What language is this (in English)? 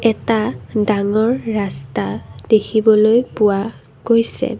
Assamese